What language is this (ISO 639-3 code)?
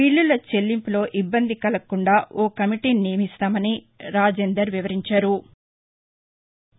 tel